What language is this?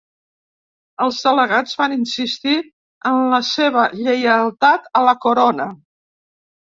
Catalan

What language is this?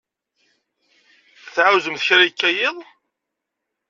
Kabyle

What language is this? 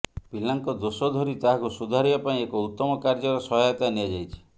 Odia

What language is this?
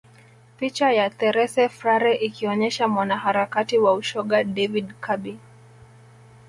Swahili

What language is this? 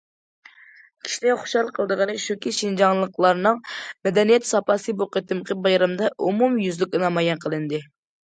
Uyghur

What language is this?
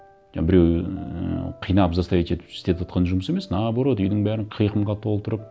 Kazakh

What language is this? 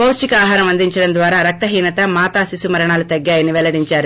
Telugu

